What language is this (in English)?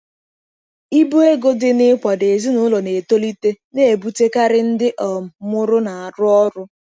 Igbo